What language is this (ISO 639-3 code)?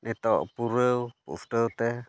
sat